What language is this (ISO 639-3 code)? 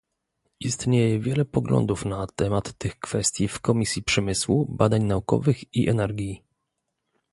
pol